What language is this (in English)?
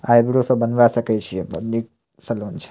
Maithili